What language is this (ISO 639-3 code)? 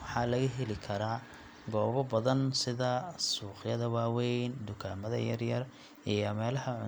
som